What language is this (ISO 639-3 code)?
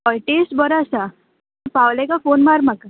kok